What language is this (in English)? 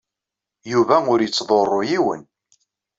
Kabyle